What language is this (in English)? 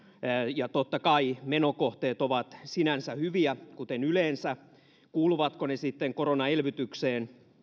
Finnish